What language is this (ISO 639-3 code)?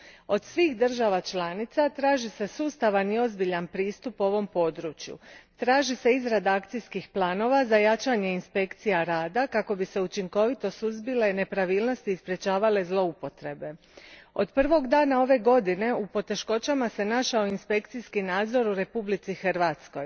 hrv